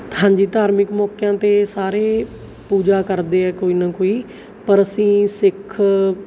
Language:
Punjabi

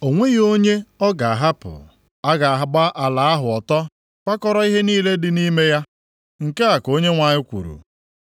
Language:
Igbo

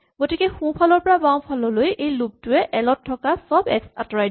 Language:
Assamese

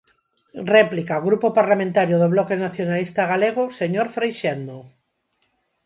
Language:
Galician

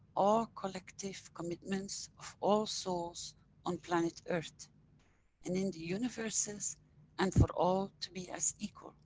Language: English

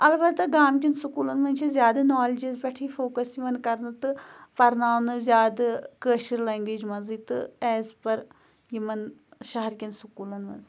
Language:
Kashmiri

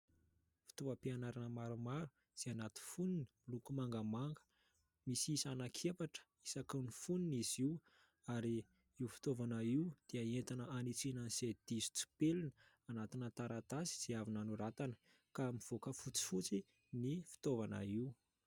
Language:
Malagasy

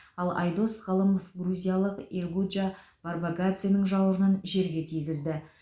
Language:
Kazakh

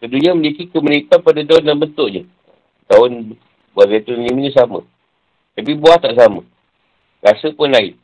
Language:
Malay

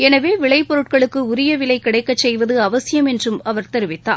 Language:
Tamil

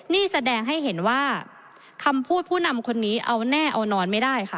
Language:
Thai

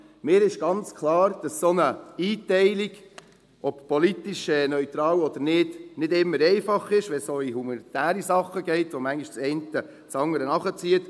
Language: Swiss German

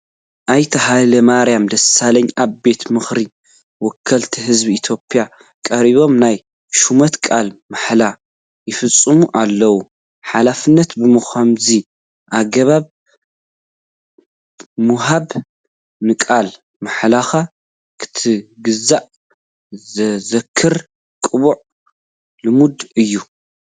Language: Tigrinya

